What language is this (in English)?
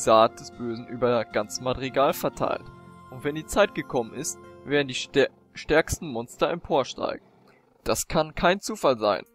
German